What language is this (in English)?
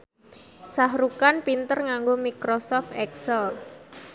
Javanese